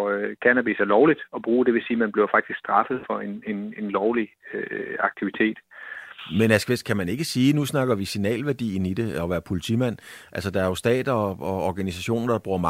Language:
Danish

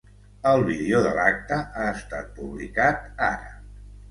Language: Catalan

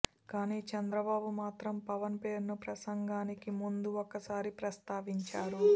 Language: Telugu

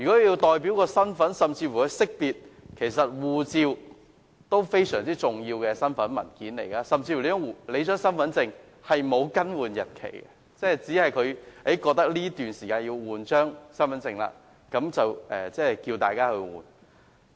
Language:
Cantonese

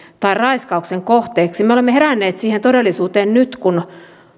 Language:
Finnish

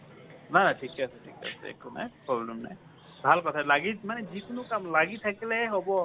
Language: Assamese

